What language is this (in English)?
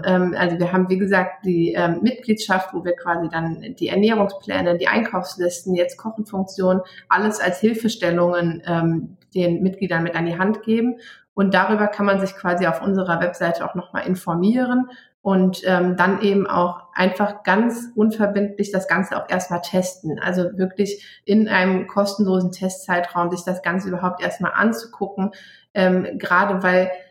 German